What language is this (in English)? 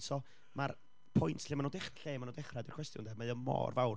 Welsh